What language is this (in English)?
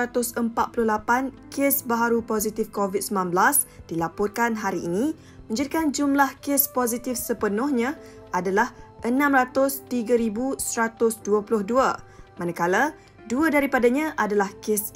Malay